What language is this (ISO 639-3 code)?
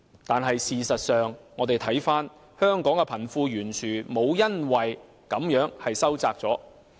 yue